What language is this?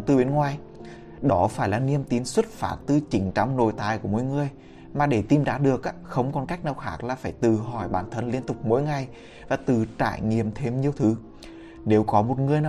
Vietnamese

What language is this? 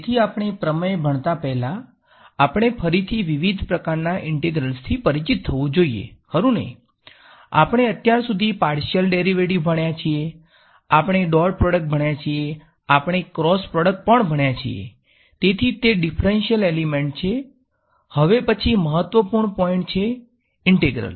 Gujarati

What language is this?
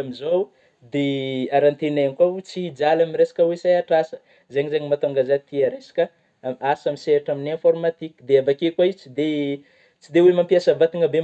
Northern Betsimisaraka Malagasy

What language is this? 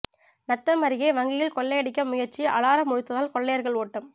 Tamil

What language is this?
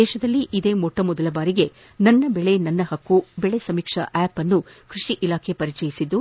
Kannada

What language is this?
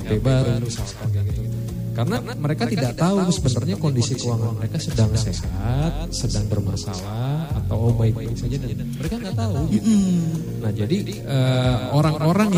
Indonesian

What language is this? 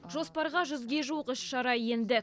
Kazakh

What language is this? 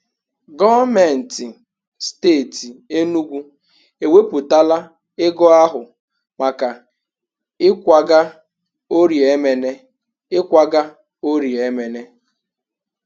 Igbo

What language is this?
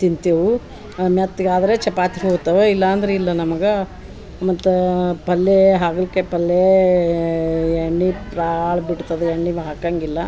Kannada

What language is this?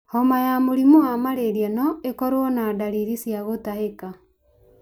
Kikuyu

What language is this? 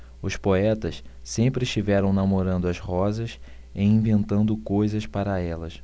Portuguese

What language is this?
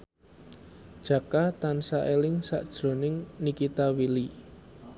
Javanese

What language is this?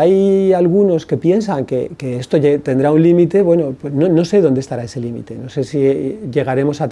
Spanish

